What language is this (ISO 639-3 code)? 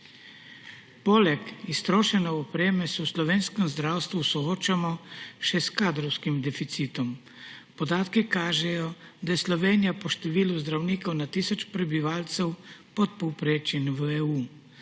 slv